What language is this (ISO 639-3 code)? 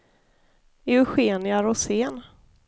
swe